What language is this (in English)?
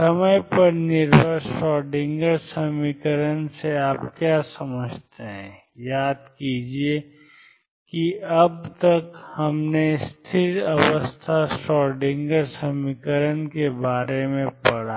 Hindi